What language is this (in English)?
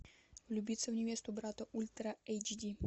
Russian